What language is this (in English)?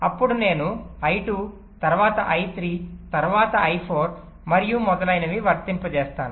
Telugu